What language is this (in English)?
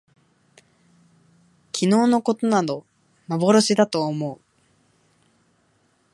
Japanese